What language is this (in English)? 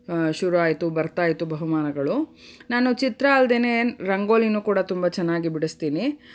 Kannada